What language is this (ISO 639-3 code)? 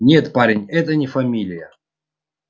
rus